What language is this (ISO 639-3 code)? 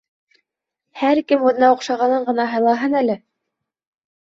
bak